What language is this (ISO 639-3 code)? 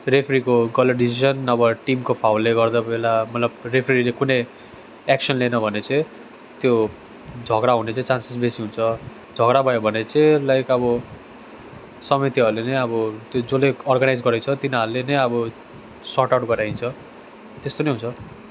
nep